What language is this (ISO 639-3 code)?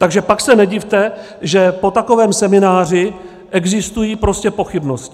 ces